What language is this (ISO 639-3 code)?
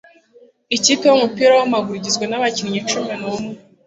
kin